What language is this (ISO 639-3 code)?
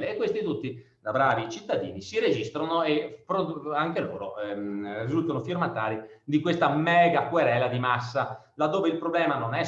ita